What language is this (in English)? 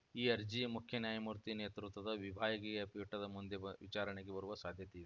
Kannada